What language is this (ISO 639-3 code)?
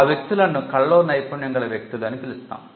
tel